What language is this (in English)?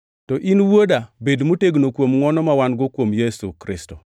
Luo (Kenya and Tanzania)